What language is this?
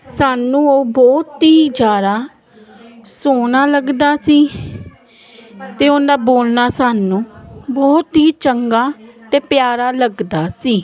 Punjabi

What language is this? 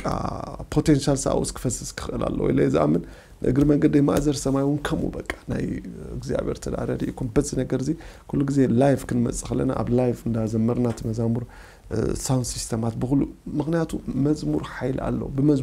Arabic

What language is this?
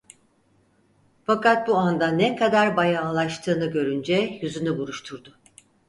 Turkish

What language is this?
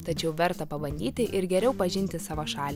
Lithuanian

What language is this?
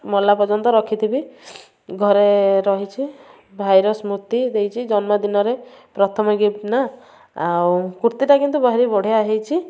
Odia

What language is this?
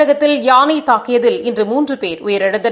Tamil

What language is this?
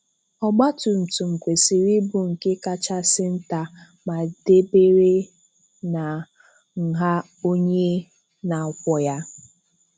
Igbo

